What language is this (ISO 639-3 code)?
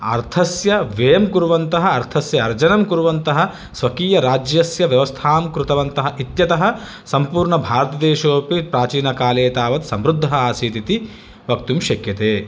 san